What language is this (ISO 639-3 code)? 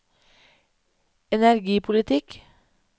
nor